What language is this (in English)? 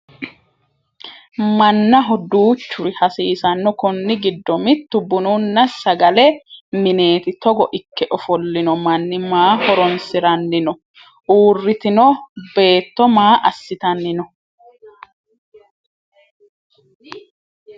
Sidamo